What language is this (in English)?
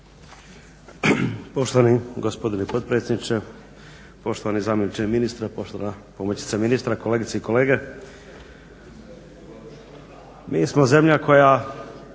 Croatian